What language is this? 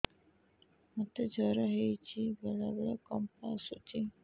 Odia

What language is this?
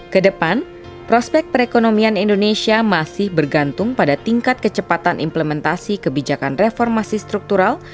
Indonesian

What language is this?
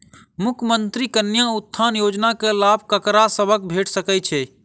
Maithili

